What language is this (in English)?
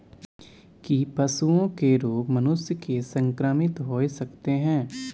Maithili